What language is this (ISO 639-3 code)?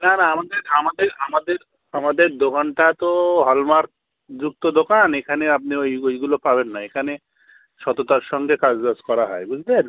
ben